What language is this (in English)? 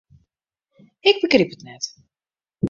Western Frisian